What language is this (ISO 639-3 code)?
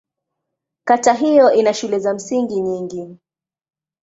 swa